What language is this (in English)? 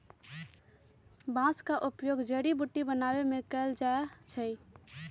Magahi